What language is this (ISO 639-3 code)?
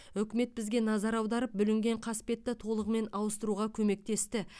kaz